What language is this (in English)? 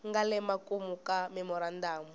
Tsonga